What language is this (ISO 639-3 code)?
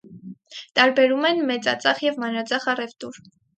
hye